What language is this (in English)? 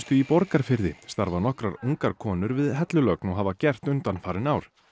Icelandic